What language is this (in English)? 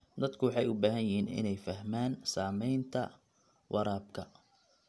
Somali